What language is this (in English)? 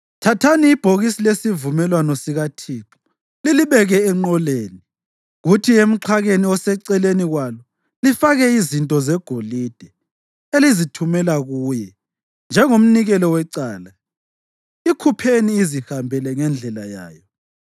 North Ndebele